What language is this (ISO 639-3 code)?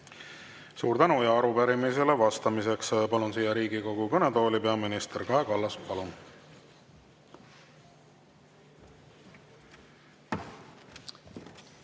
est